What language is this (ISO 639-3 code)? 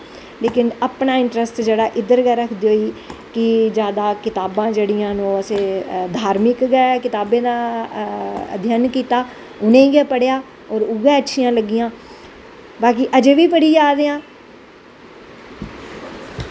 doi